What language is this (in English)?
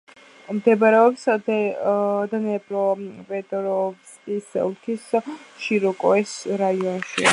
Georgian